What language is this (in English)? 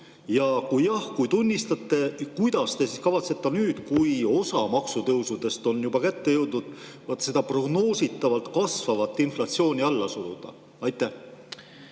Estonian